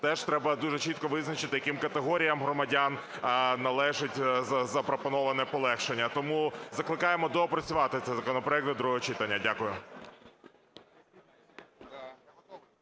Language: Ukrainian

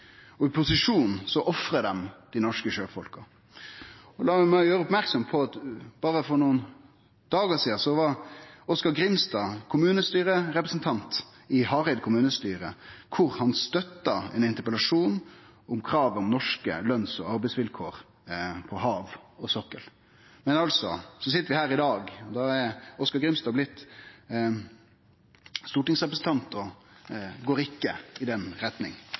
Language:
Norwegian Nynorsk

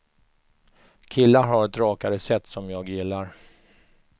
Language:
Swedish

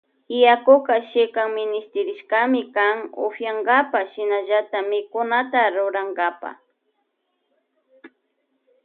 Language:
Loja Highland Quichua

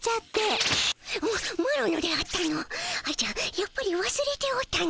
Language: Japanese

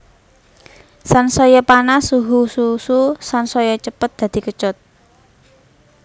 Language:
Javanese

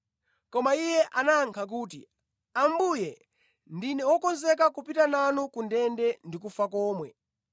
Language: Nyanja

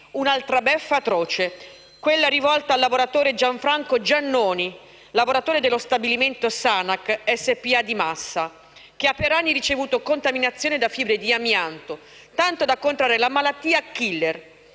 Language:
Italian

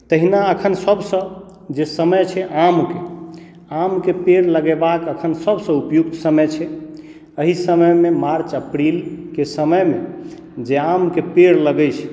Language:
Maithili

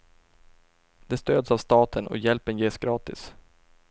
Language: Swedish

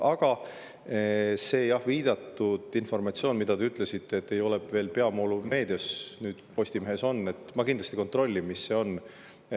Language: Estonian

